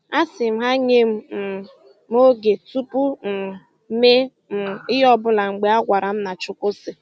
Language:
Igbo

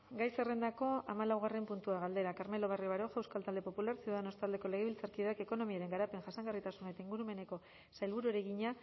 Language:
Basque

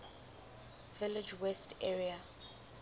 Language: English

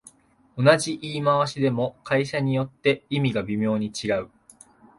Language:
Japanese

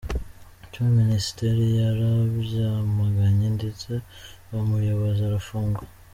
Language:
Kinyarwanda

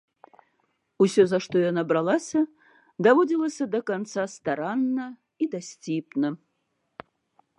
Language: Belarusian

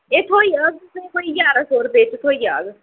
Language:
Dogri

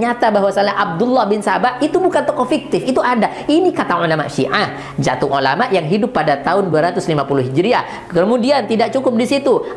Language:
Indonesian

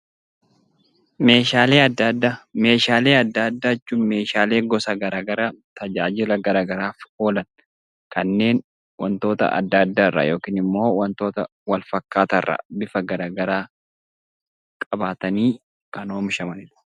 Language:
Oromo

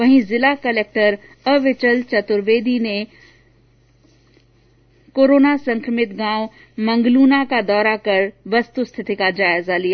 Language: Hindi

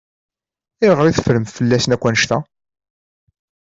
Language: Kabyle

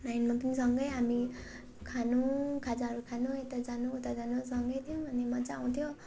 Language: Nepali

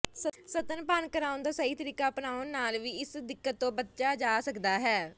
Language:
Punjabi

